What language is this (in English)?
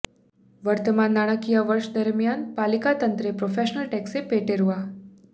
Gujarati